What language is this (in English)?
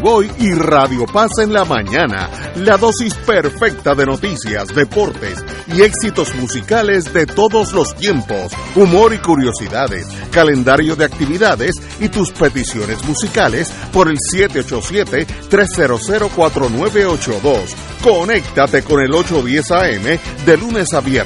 Spanish